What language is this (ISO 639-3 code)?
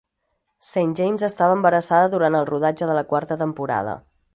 cat